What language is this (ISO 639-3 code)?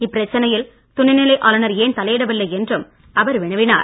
tam